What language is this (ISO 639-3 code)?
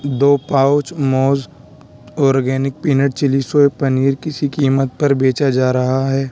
urd